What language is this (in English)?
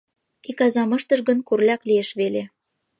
Mari